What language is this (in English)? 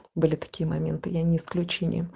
Russian